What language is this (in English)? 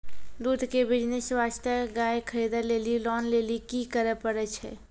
Maithili